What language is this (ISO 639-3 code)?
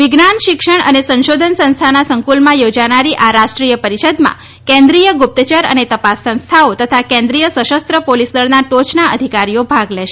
guj